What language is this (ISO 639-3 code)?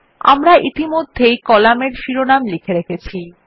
ben